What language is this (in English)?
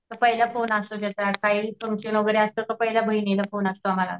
Marathi